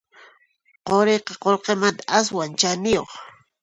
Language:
Puno Quechua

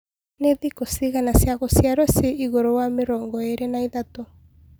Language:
Kikuyu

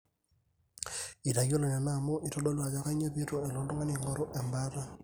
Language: Masai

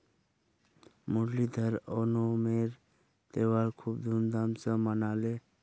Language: Magahi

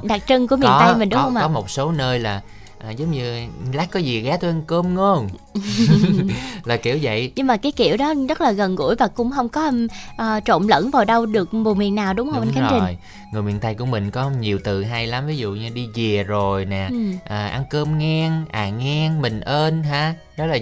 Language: Vietnamese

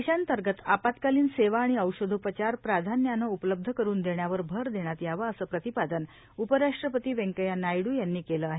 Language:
Marathi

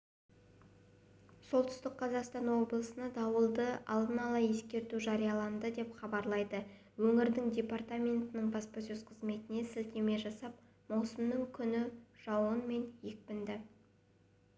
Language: Kazakh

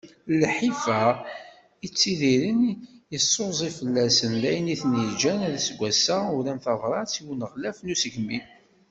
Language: Kabyle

